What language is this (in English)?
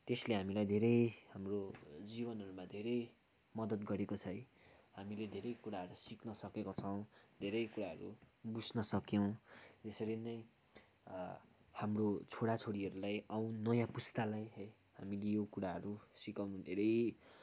Nepali